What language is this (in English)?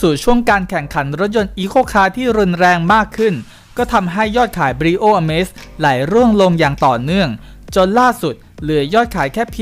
Thai